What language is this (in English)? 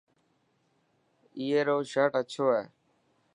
Dhatki